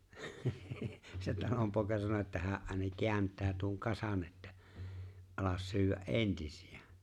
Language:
Finnish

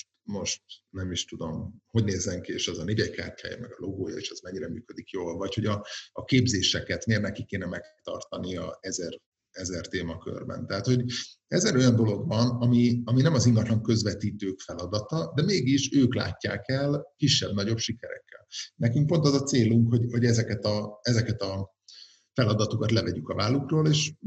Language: Hungarian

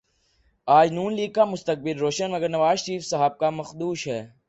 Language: Urdu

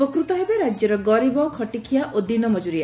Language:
Odia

